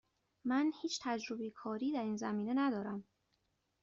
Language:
Persian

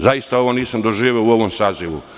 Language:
Serbian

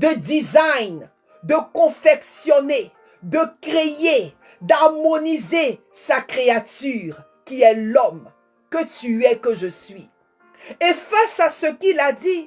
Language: French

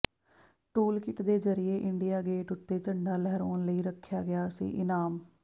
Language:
Punjabi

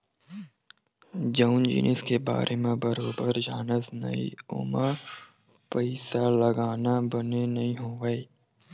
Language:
Chhattisgarhi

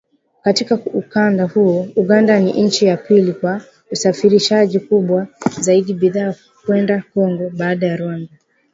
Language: Swahili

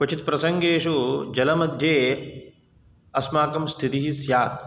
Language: Sanskrit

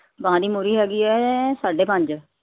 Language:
Punjabi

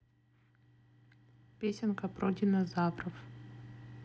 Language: Russian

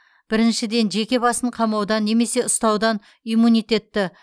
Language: Kazakh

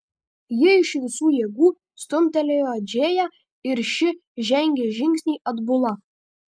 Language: Lithuanian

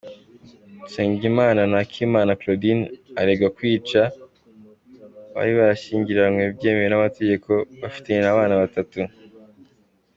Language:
Kinyarwanda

